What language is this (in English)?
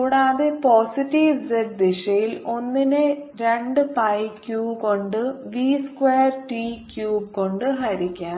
Malayalam